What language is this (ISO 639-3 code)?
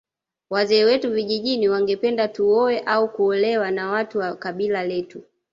swa